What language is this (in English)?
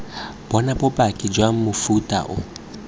Tswana